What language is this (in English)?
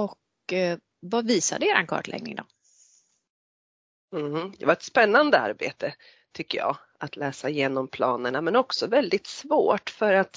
Swedish